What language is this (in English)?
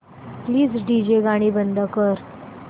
Marathi